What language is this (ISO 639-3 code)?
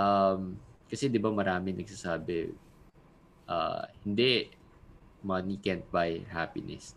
fil